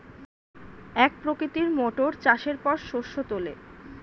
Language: Bangla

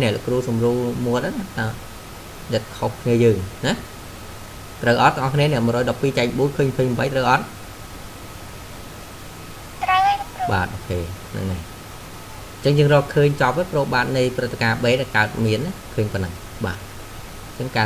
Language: Vietnamese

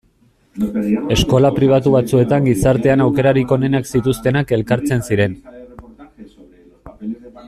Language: Basque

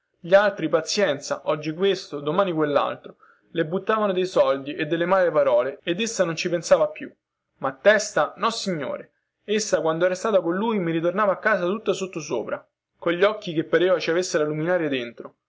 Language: Italian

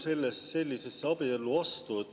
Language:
Estonian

